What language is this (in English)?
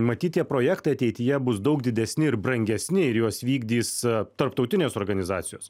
Lithuanian